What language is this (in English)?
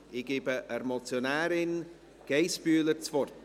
Swiss German